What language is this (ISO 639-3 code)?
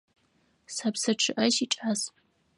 ady